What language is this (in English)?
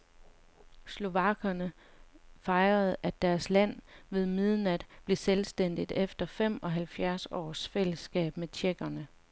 Danish